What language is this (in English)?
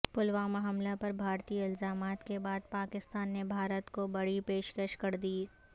Urdu